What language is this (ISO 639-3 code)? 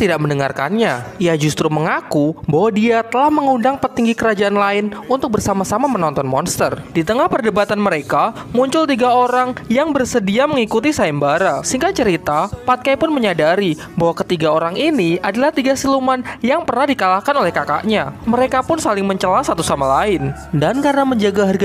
ind